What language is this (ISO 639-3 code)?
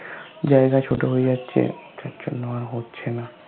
ben